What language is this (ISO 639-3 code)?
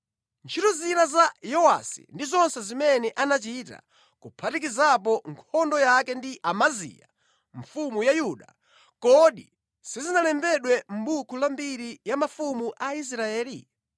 nya